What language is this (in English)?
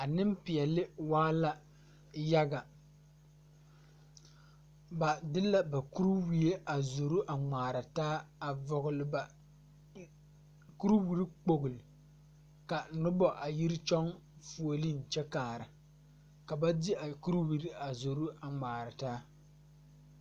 Southern Dagaare